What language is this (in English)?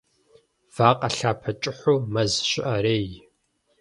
Kabardian